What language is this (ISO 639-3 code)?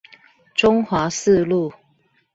zho